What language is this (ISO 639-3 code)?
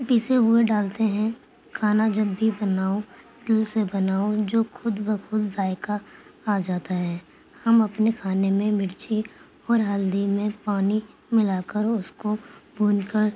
urd